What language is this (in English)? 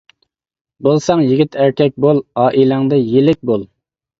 Uyghur